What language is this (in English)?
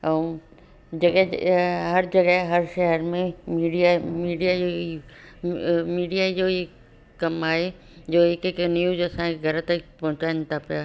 Sindhi